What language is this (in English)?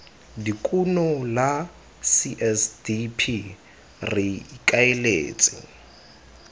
Tswana